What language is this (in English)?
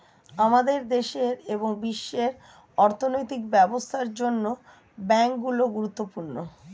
Bangla